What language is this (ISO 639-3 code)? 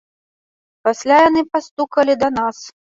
bel